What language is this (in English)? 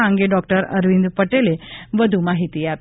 Gujarati